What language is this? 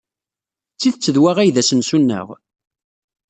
Kabyle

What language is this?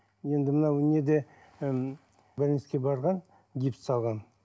Kazakh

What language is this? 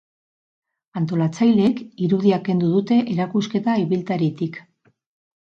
Basque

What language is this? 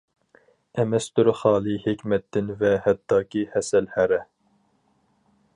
Uyghur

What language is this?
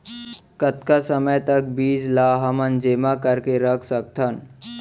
Chhattisgarhi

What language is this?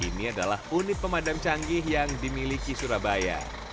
Indonesian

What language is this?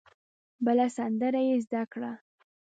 Pashto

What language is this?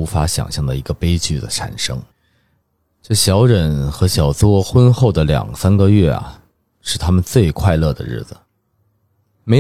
Chinese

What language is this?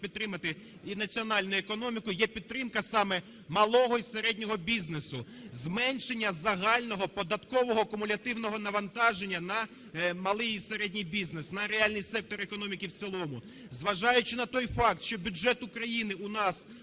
Ukrainian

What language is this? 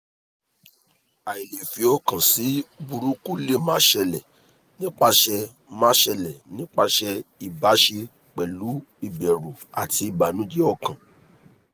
Yoruba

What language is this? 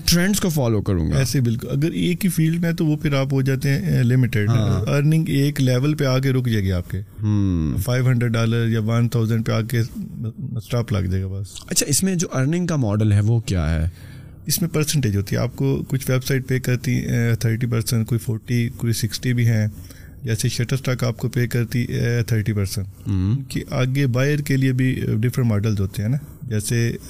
Urdu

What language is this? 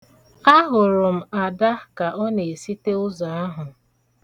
Igbo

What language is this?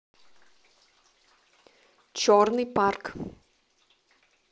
Russian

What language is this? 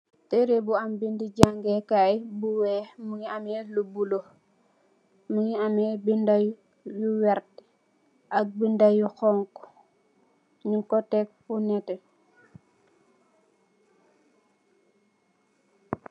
Wolof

